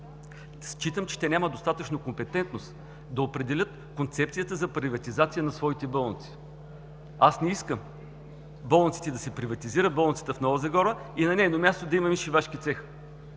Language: Bulgarian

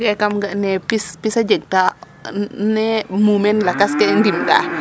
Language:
Serer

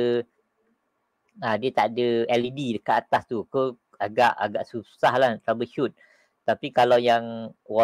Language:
Malay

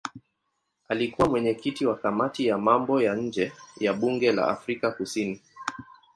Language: Swahili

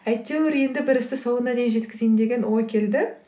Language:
Kazakh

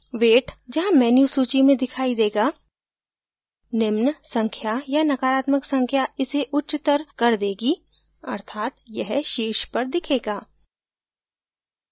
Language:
Hindi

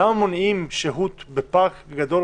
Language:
Hebrew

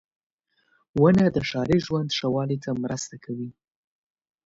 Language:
Pashto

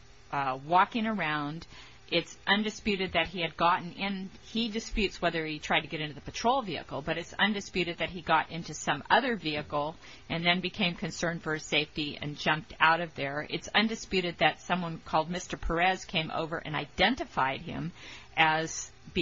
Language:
English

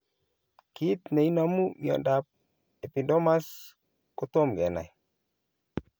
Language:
Kalenjin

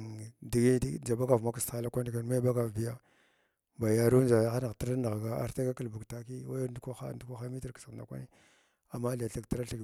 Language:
Glavda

